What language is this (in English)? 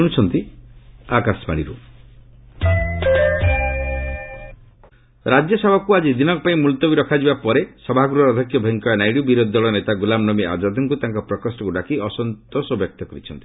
Odia